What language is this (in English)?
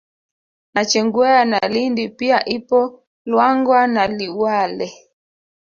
Swahili